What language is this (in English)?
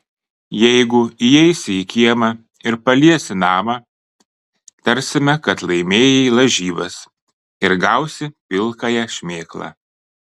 Lithuanian